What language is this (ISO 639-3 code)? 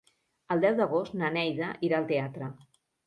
cat